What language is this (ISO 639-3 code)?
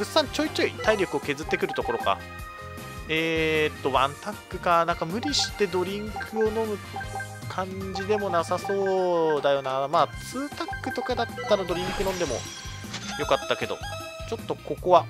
jpn